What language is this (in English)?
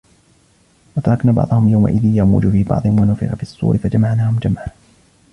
Arabic